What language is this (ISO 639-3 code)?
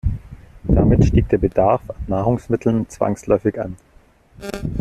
deu